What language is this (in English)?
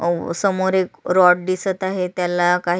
Marathi